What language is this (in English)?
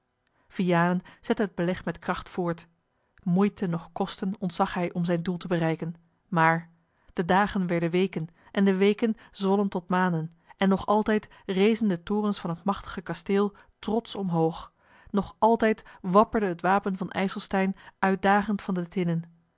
Dutch